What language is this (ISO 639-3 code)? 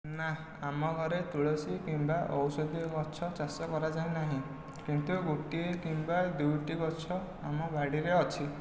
ori